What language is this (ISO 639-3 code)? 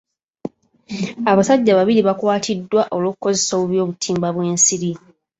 lug